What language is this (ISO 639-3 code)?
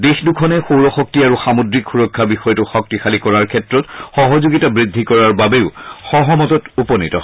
asm